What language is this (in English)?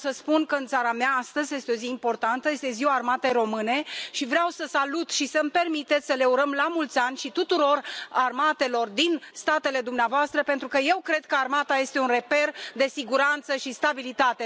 Romanian